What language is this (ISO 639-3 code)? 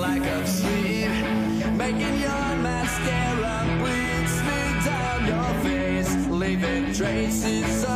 nld